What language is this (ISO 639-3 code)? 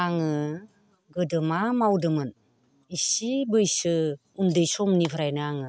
brx